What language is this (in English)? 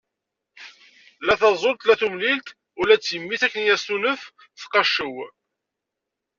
Kabyle